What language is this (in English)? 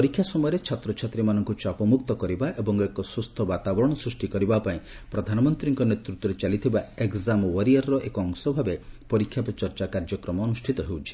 Odia